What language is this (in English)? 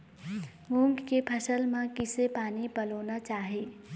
Chhattisgarhi